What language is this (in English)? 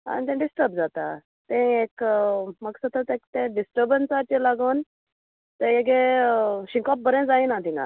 Konkani